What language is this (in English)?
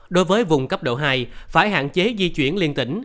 Vietnamese